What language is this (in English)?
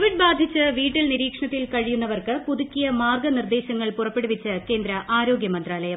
Malayalam